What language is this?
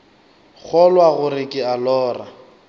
Northern Sotho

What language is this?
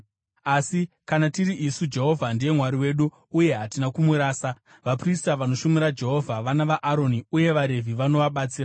Shona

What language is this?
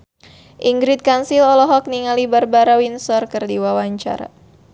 Sundanese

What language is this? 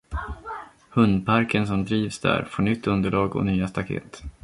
Swedish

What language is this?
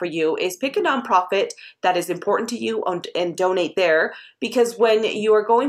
English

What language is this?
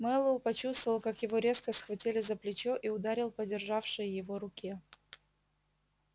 Russian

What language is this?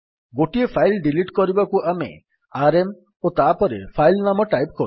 Odia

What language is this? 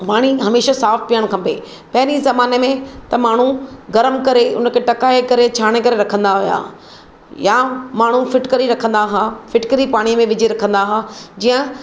Sindhi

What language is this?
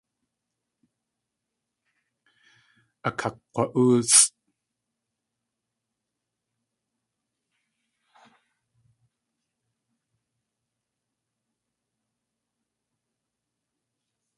Tlingit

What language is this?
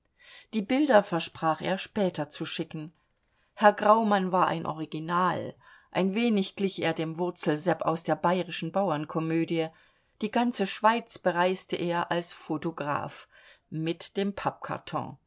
German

